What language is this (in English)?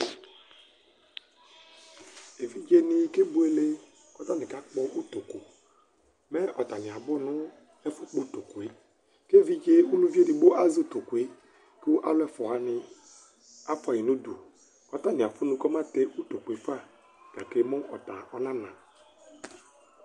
Ikposo